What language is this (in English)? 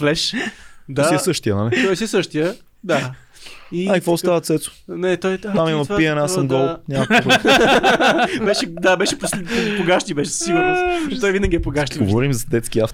Bulgarian